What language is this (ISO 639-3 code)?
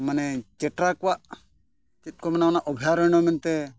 sat